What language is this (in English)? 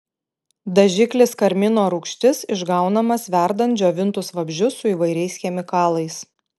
Lithuanian